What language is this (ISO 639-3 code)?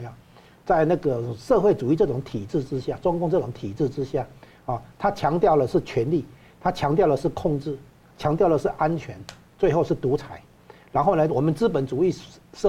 zho